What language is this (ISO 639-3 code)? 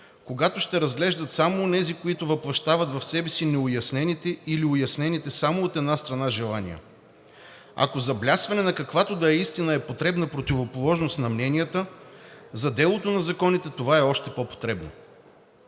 bul